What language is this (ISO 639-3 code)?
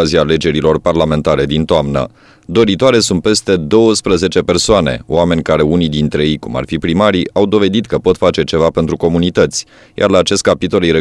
ron